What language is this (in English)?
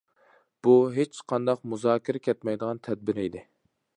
Uyghur